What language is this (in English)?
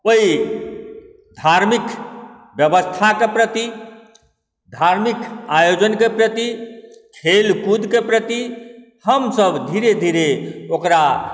Maithili